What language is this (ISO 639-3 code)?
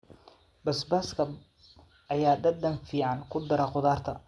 som